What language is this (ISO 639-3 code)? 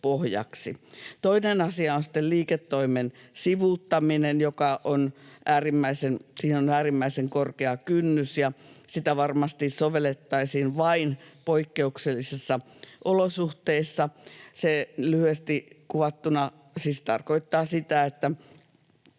fin